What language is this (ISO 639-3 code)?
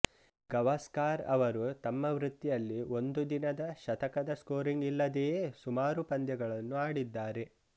kan